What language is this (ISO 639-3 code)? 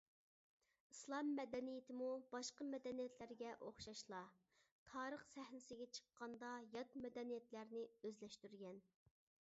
uig